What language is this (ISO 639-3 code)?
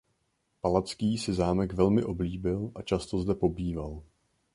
ces